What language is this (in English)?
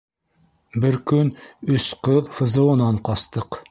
Bashkir